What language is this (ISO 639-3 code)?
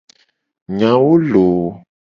gej